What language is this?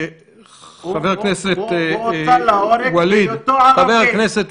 Hebrew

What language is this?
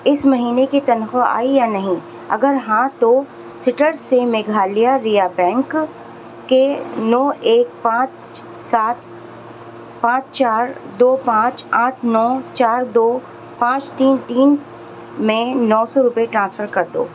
Urdu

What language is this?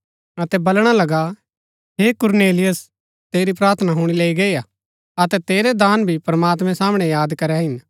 Gaddi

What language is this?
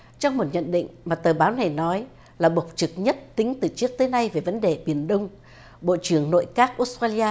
Vietnamese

